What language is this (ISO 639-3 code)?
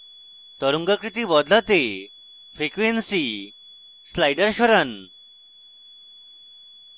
ben